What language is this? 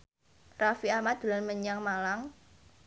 Javanese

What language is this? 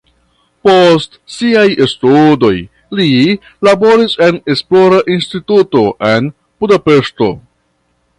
Esperanto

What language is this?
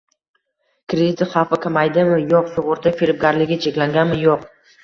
Uzbek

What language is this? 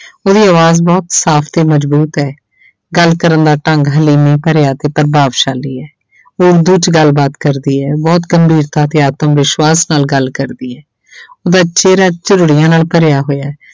Punjabi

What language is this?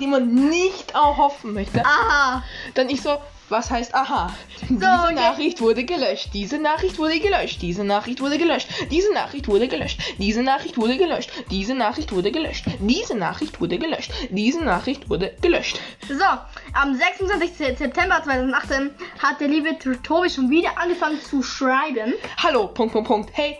German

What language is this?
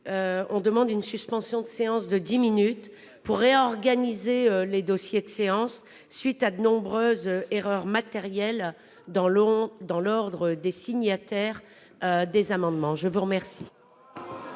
French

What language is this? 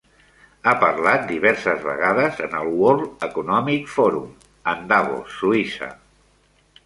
Catalan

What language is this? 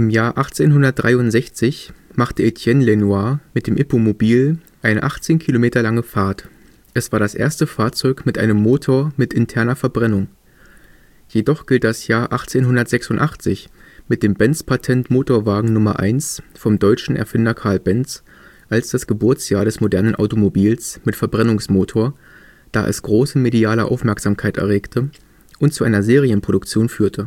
German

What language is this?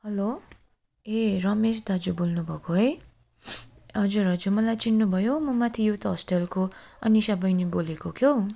Nepali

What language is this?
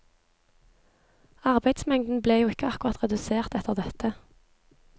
Norwegian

